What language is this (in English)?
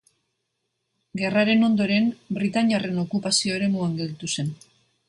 Basque